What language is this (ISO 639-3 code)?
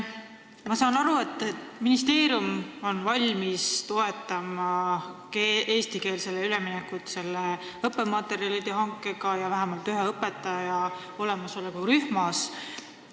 est